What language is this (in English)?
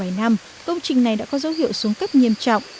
Vietnamese